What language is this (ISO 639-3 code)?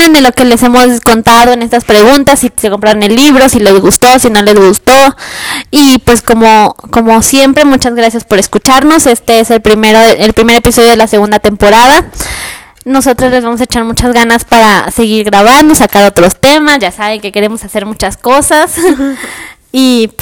spa